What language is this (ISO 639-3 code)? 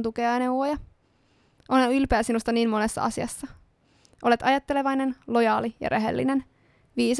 fin